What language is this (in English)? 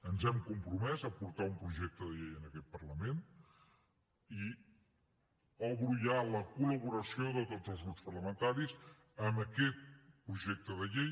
Catalan